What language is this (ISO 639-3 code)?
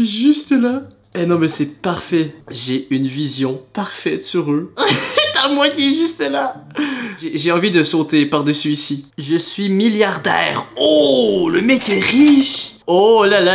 fra